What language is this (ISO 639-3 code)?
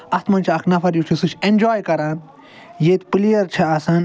kas